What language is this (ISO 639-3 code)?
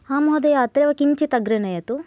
san